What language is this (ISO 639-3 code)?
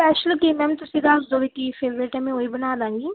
pan